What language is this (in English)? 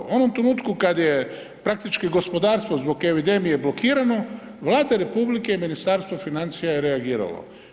Croatian